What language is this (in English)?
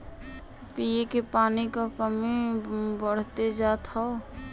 Bhojpuri